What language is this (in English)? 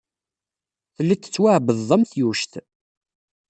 Kabyle